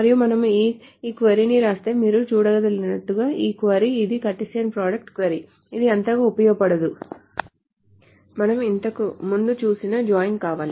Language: Telugu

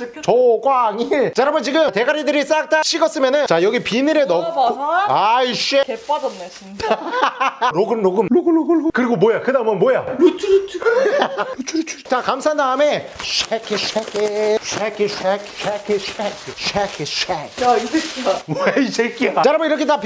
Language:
Korean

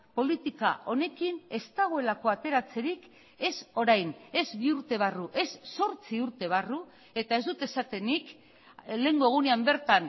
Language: Basque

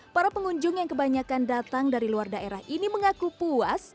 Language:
Indonesian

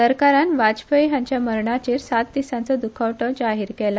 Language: Konkani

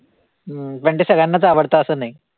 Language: Marathi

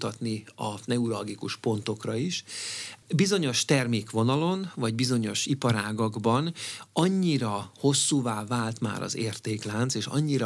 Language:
Hungarian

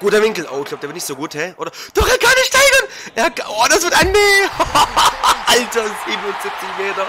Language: German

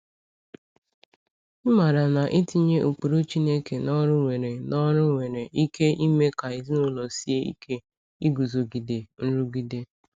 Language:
Igbo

